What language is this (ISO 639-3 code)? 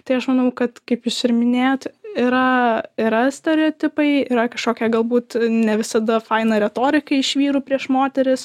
lit